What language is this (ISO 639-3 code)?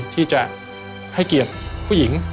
tha